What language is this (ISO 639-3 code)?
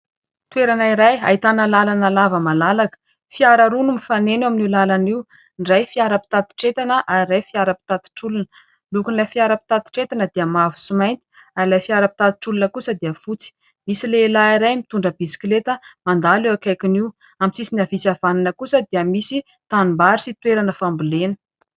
mlg